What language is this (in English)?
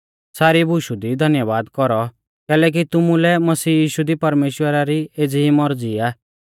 Mahasu Pahari